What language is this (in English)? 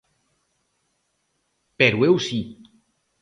Galician